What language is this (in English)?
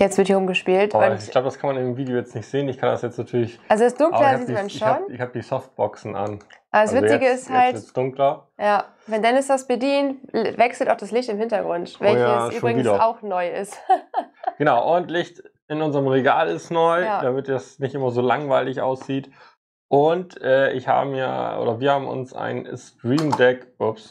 German